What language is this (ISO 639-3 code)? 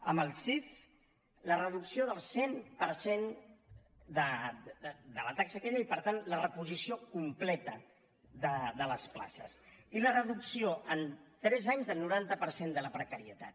cat